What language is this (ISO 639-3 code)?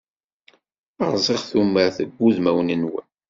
kab